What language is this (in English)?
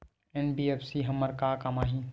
Chhattisgarhi